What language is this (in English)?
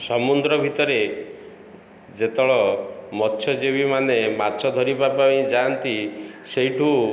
Odia